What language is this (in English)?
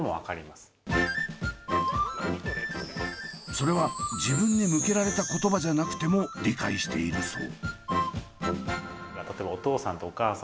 Japanese